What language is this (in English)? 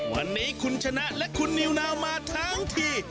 Thai